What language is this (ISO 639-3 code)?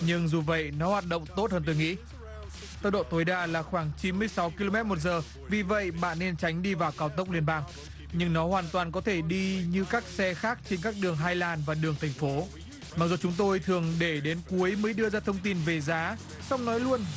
vie